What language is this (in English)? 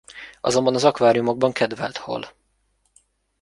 Hungarian